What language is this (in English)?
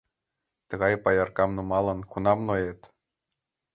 Mari